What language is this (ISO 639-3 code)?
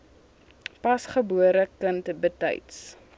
afr